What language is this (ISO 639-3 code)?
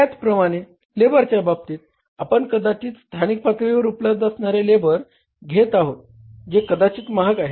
mar